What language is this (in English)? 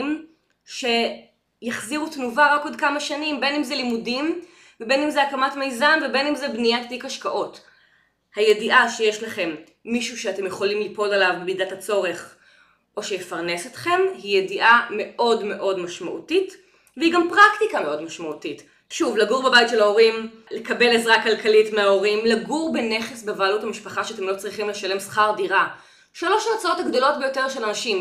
Hebrew